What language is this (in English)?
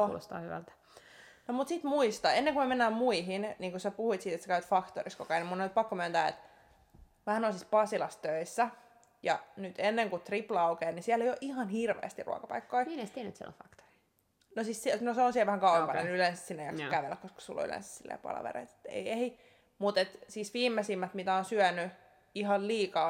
Finnish